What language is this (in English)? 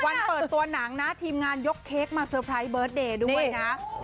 Thai